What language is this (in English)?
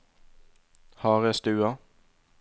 Norwegian